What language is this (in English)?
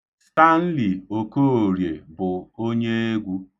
Igbo